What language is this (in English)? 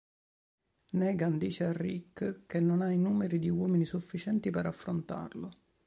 Italian